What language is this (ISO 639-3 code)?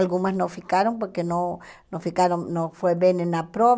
por